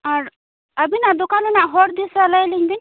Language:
Santali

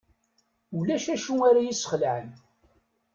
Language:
Kabyle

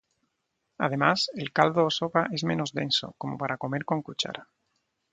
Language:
Spanish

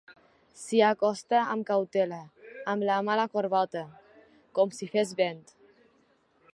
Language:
Catalan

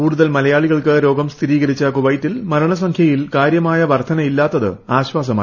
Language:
Malayalam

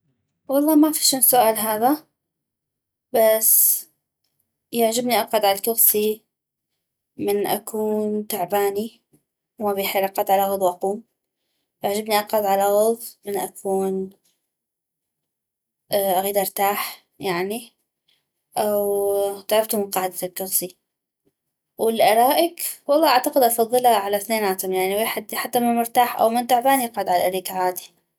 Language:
North Mesopotamian Arabic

